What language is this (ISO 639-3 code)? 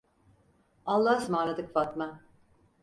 tur